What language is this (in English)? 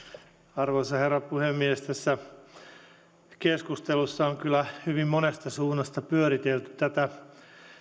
Finnish